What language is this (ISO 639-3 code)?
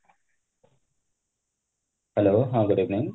ori